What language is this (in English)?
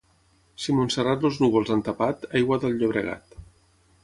Catalan